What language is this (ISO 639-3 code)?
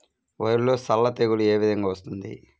tel